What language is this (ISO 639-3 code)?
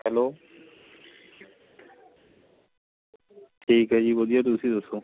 pan